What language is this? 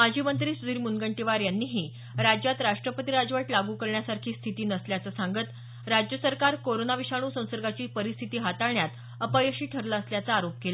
Marathi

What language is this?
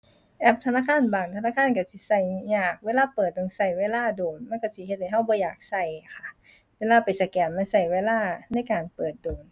Thai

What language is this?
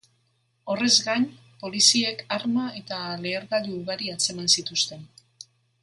Basque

